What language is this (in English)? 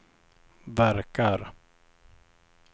Swedish